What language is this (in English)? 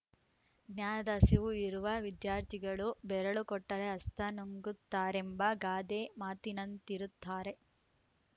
Kannada